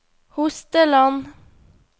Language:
Norwegian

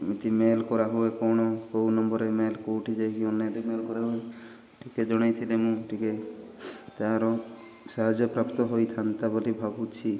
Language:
Odia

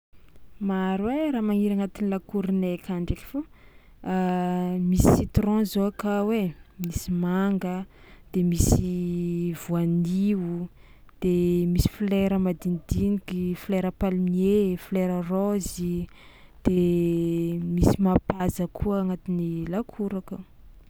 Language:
Tsimihety Malagasy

